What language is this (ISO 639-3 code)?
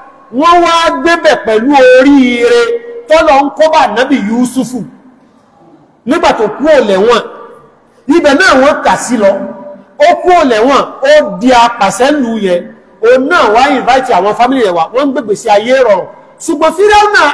ara